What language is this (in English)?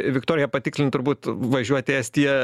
Lithuanian